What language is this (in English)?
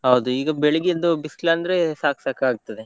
Kannada